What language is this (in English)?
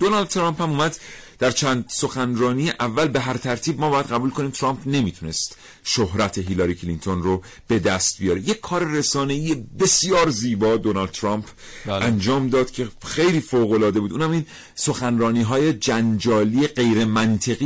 Persian